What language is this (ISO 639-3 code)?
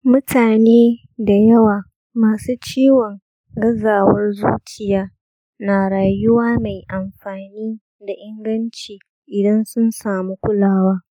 hau